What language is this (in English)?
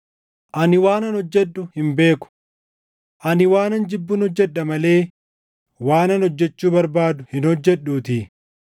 Oromo